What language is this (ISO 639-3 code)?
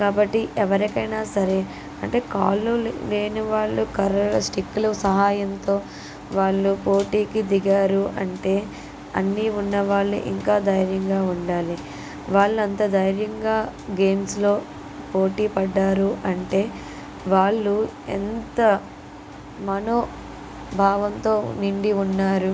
tel